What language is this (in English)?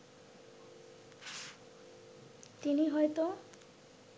Bangla